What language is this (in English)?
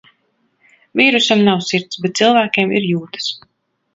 Latvian